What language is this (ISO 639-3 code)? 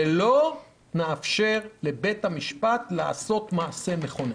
heb